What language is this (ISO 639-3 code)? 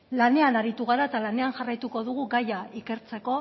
eus